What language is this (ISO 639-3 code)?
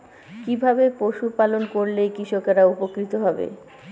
ben